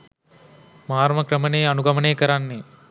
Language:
Sinhala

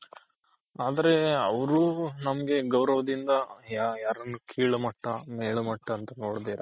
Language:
Kannada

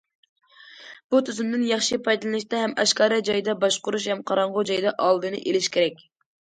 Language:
Uyghur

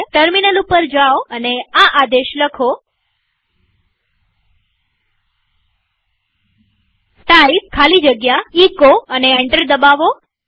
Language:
Gujarati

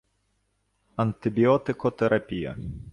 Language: Ukrainian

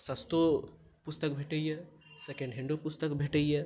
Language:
Maithili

